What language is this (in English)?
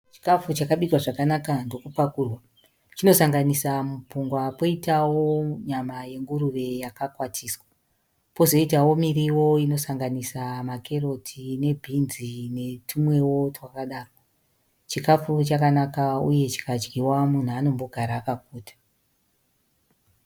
Shona